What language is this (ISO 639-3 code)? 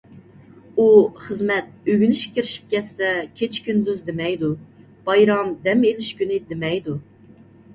uig